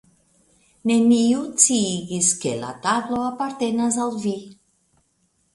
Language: Esperanto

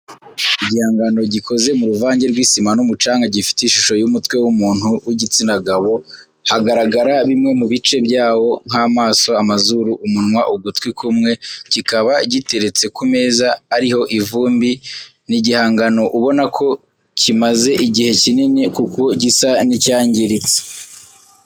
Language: Kinyarwanda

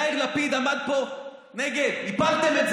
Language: Hebrew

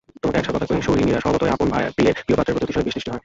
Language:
Bangla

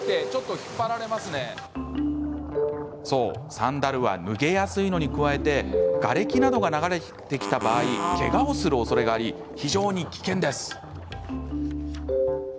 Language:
Japanese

